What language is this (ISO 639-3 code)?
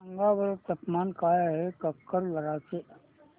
mar